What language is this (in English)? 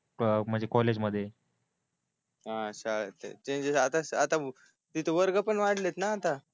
Marathi